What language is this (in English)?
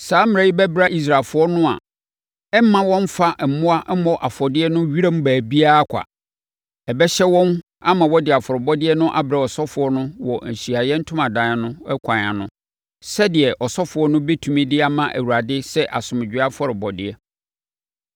Akan